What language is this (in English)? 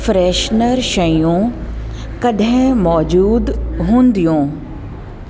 Sindhi